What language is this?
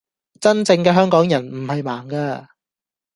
Cantonese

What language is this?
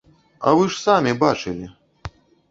Belarusian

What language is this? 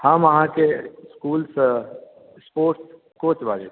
Maithili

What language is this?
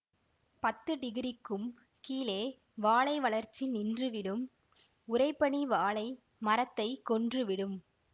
Tamil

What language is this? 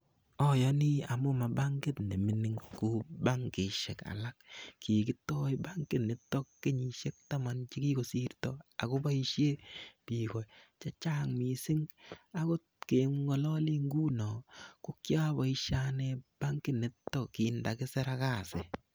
Kalenjin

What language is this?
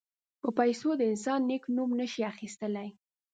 Pashto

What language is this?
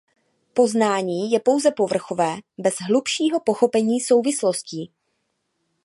Czech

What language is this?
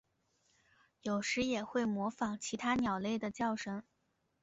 Chinese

